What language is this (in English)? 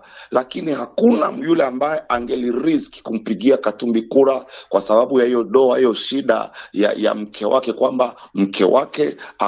Swahili